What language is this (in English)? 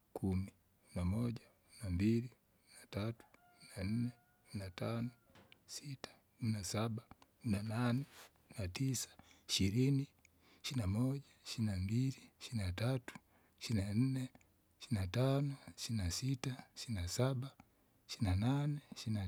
Kinga